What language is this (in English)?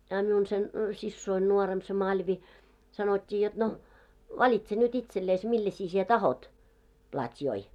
Finnish